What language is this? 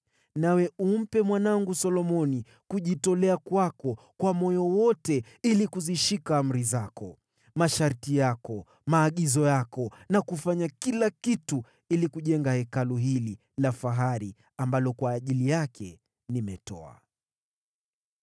Swahili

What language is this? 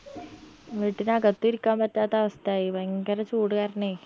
Malayalam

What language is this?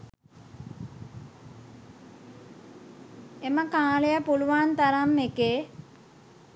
Sinhala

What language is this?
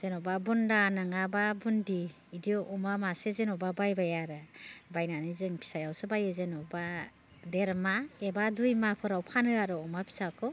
Bodo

